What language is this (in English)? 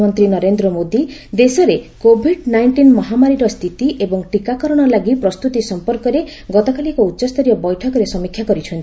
Odia